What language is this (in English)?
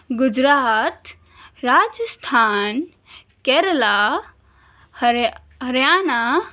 Urdu